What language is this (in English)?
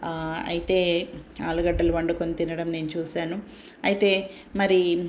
Telugu